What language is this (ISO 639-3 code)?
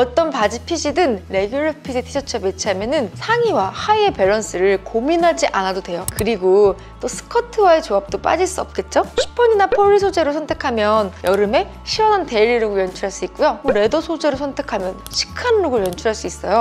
kor